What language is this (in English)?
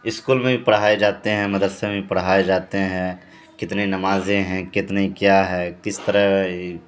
Urdu